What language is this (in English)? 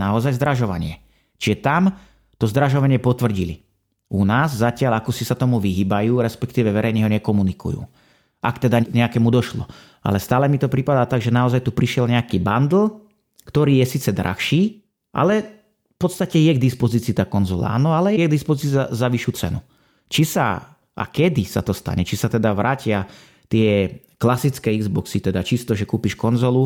Slovak